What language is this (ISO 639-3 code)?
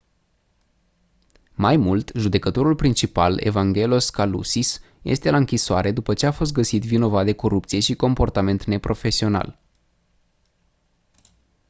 ron